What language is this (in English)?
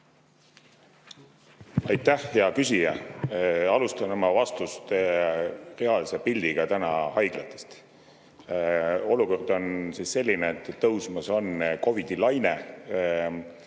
Estonian